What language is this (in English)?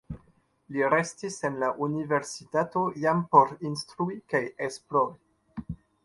Esperanto